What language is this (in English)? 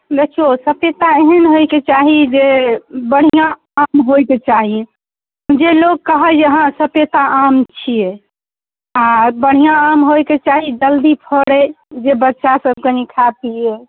Maithili